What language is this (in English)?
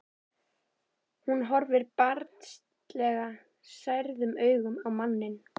Icelandic